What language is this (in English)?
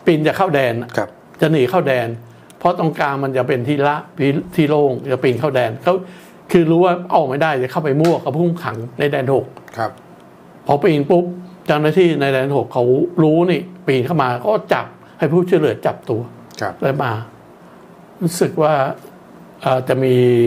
Thai